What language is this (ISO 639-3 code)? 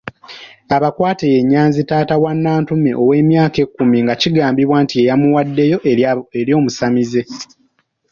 lug